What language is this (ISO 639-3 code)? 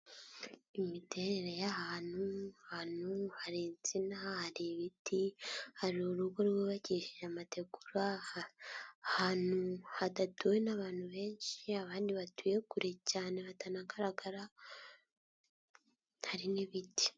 kin